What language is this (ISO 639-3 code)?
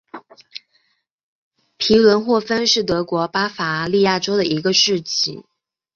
zho